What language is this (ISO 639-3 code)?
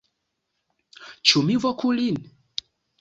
epo